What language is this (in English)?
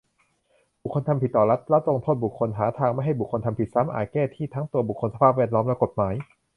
Thai